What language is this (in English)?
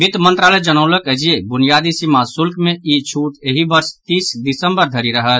Maithili